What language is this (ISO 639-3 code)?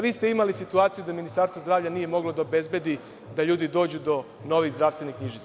srp